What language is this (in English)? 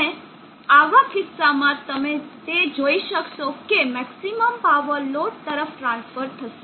Gujarati